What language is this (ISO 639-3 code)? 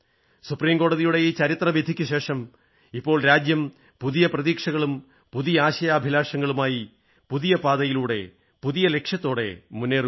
mal